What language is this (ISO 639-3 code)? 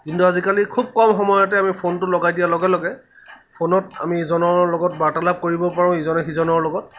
asm